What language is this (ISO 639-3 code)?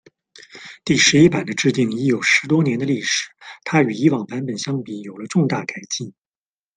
zho